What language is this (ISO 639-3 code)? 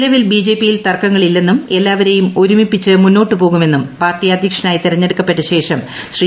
mal